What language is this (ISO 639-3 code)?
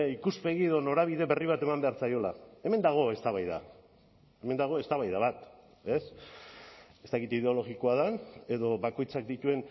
eus